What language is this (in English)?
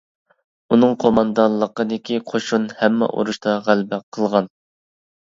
Uyghur